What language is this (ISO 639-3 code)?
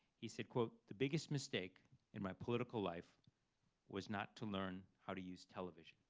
eng